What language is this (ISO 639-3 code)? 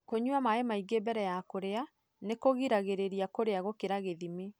kik